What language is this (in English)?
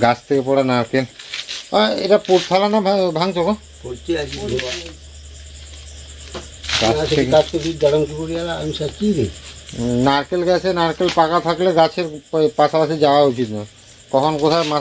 Hindi